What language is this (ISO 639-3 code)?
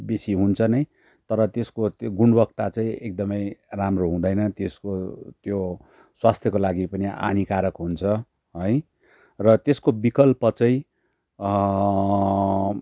nep